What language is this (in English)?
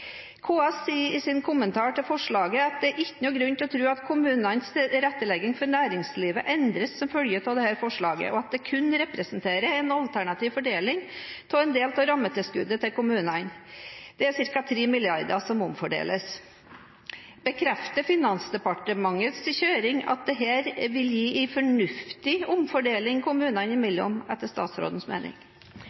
Norwegian Bokmål